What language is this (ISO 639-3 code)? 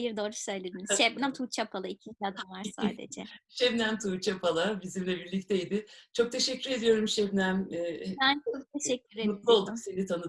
tur